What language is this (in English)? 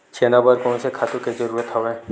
Chhattisgarhi